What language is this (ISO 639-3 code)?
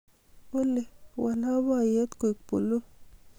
kln